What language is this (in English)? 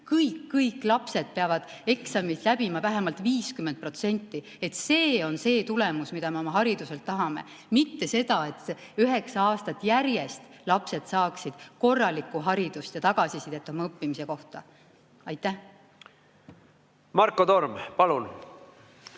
Estonian